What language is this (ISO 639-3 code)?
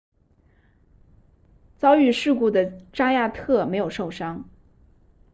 zho